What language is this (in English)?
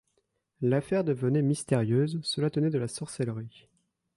French